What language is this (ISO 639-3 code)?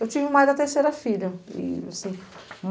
por